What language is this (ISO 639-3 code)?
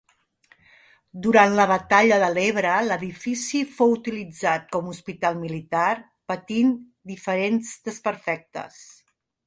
cat